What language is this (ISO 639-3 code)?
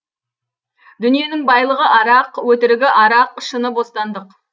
kaz